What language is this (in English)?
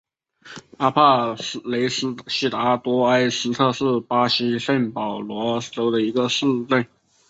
Chinese